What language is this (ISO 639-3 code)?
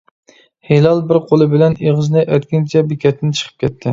uig